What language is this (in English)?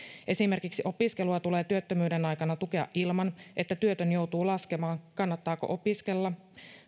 Finnish